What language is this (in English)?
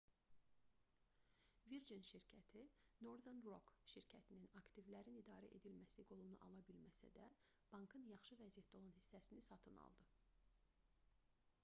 Azerbaijani